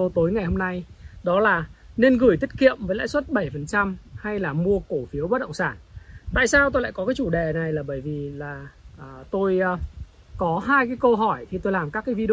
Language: Vietnamese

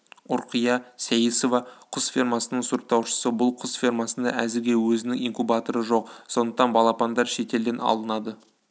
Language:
Kazakh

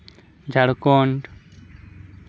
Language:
Santali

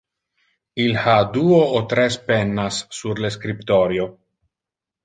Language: Interlingua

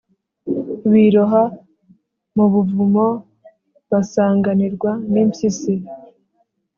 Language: Kinyarwanda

